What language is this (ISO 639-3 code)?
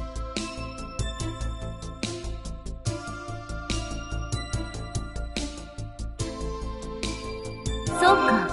jpn